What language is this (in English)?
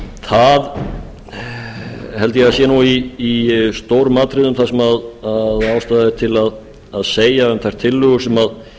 Icelandic